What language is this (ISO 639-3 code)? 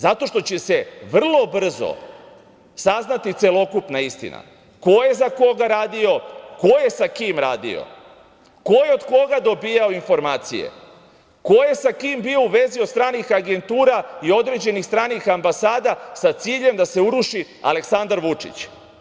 srp